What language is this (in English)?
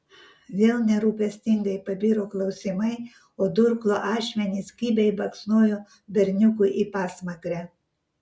Lithuanian